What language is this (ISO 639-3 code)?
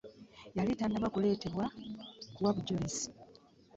lug